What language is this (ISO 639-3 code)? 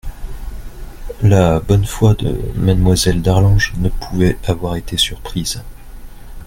fra